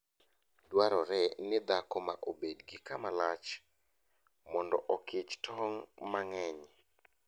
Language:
Luo (Kenya and Tanzania)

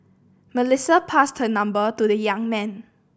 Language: English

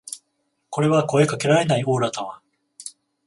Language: Japanese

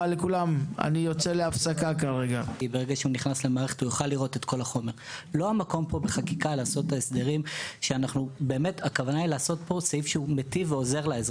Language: Hebrew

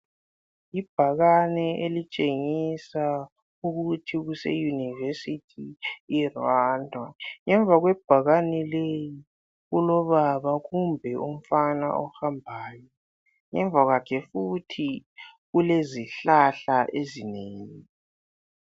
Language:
North Ndebele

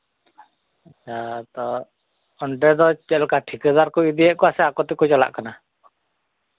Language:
Santali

